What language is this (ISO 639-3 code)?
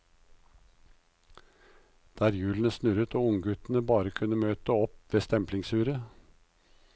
nor